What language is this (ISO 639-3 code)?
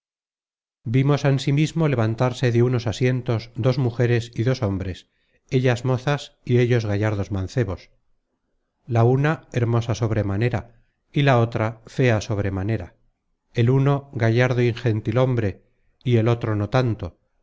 spa